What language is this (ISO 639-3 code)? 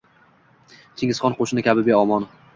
uzb